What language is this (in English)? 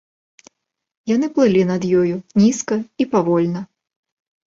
Belarusian